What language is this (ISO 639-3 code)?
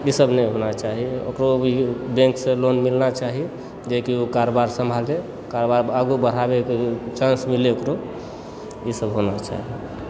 mai